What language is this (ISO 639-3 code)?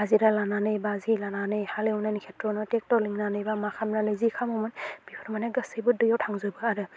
brx